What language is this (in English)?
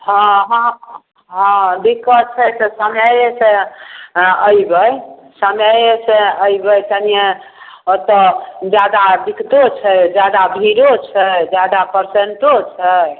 Maithili